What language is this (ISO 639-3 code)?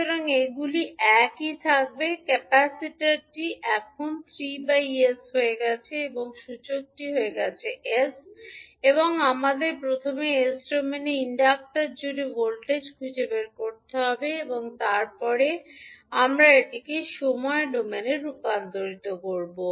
ben